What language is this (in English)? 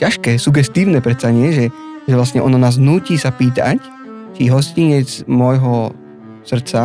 Slovak